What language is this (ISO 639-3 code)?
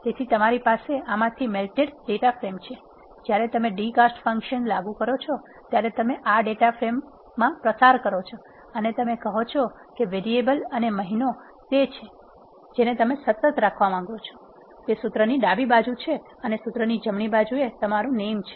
guj